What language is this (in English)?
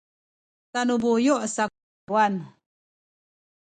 Sakizaya